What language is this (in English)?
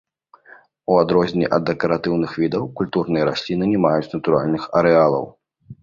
Belarusian